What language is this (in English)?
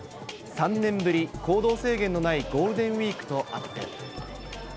Japanese